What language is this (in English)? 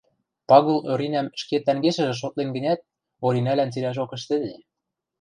Western Mari